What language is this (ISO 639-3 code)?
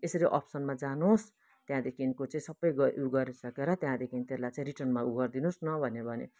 nep